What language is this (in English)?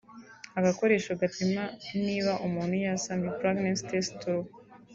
Kinyarwanda